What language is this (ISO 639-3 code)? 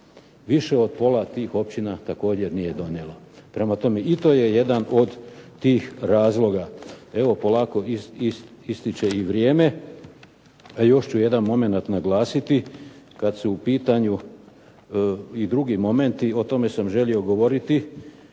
hrv